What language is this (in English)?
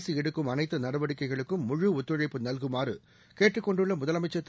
Tamil